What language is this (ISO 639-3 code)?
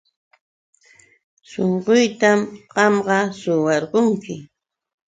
qux